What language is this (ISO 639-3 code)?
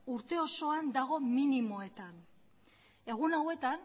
eus